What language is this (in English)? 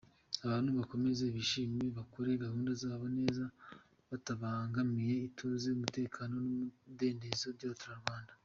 Kinyarwanda